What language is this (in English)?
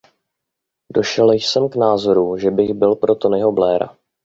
Czech